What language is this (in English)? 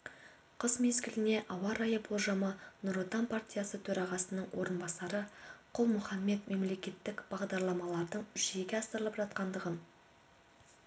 Kazakh